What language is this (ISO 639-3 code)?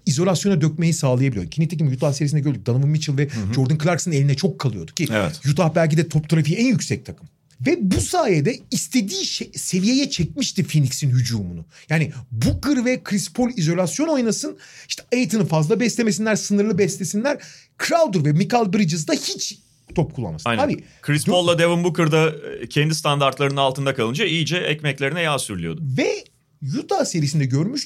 tur